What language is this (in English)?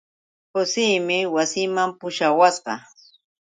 Yauyos Quechua